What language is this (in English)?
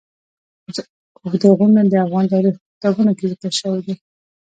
Pashto